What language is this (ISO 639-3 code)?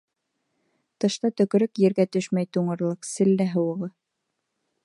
bak